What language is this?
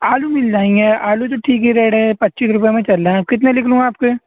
Urdu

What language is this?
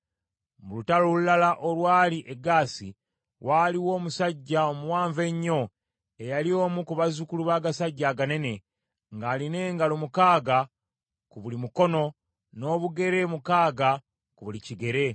Ganda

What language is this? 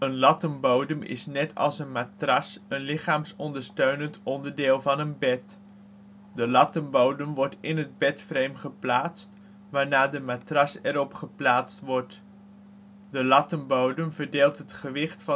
Dutch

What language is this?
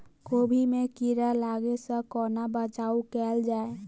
Maithili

